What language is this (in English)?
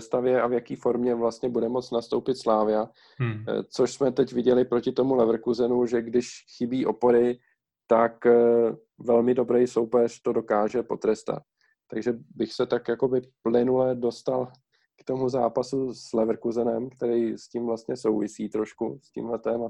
Czech